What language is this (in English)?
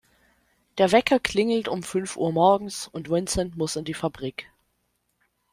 German